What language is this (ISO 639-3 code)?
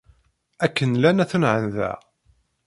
kab